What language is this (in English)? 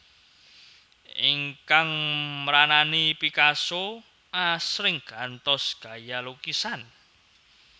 Javanese